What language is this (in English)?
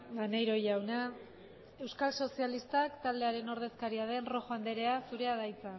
Basque